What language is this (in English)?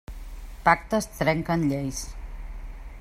Catalan